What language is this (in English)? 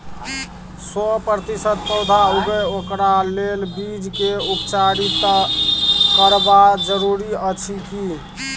Maithili